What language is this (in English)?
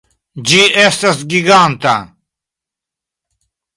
Esperanto